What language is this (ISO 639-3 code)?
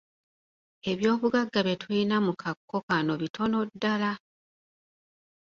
lug